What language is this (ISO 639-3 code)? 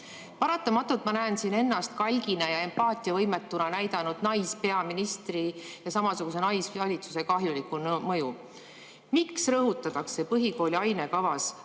est